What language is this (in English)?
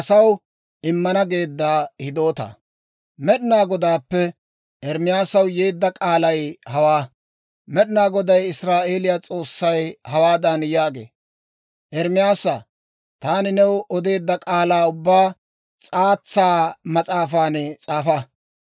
Dawro